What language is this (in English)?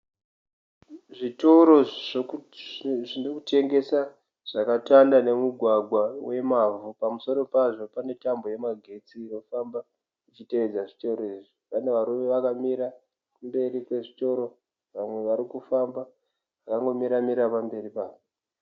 Shona